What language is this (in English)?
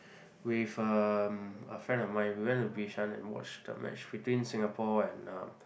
English